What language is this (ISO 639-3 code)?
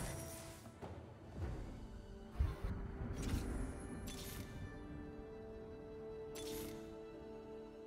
kor